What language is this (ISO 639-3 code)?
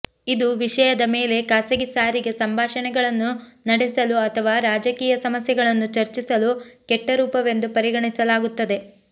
kan